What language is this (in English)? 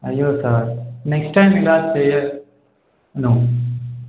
Telugu